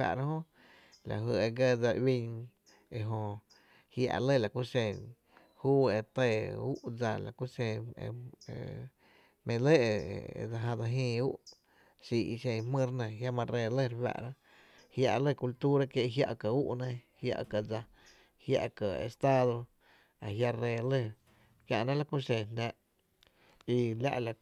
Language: Tepinapa Chinantec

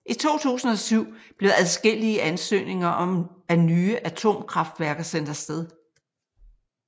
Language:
Danish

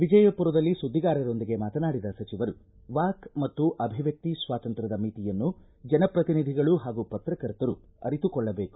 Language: Kannada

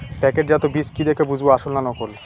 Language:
Bangla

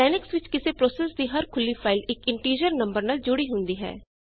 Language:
Punjabi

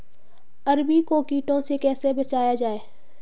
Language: Hindi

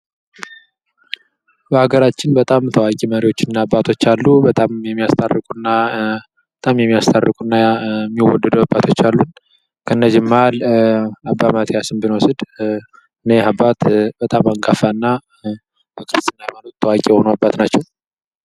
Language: Amharic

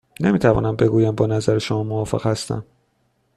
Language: Persian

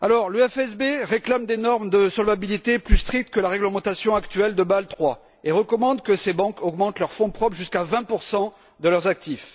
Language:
French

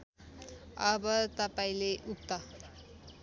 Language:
Nepali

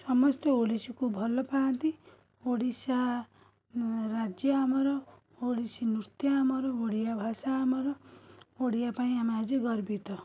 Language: Odia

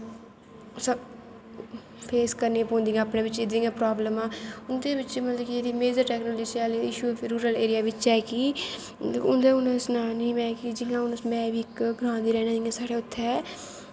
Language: Dogri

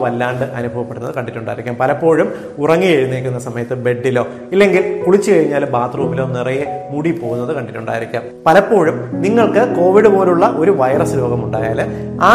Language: Malayalam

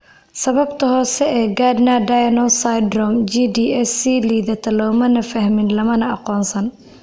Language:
Somali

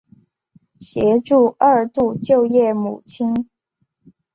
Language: Chinese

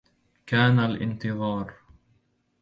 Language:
Arabic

